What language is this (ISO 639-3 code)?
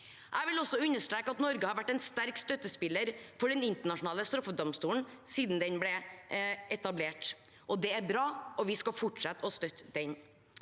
nor